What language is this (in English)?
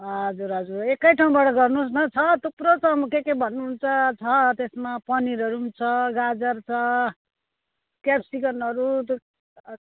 Nepali